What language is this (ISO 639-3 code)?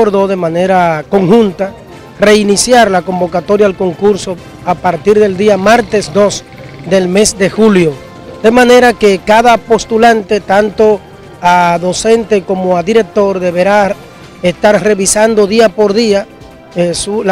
spa